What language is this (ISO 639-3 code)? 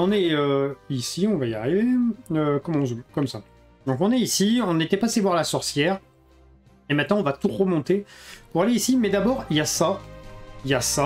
fra